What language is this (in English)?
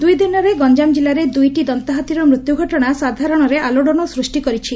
Odia